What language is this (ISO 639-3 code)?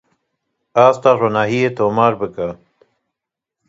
kur